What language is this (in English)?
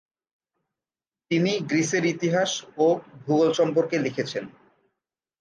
Bangla